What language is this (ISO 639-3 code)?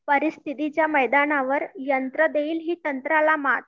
mar